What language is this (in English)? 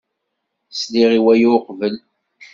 Kabyle